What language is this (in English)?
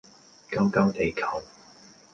Cantonese